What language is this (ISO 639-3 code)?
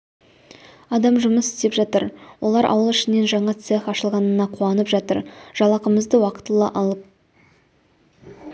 kaz